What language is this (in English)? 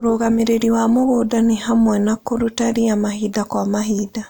Kikuyu